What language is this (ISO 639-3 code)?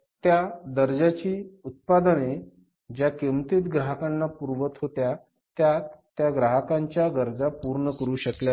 mar